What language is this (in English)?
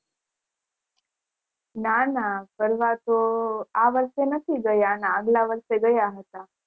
Gujarati